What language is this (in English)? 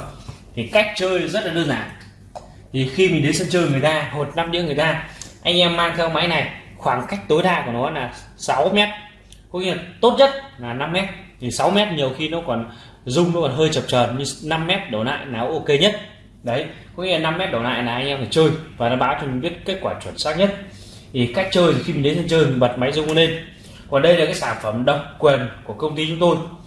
Vietnamese